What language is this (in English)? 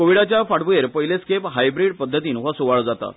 Konkani